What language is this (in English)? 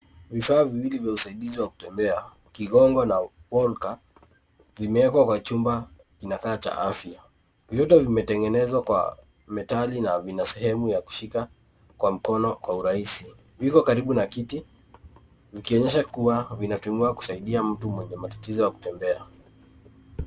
Swahili